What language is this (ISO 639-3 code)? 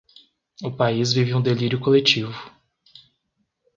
por